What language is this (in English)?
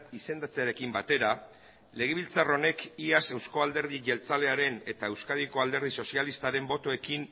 Basque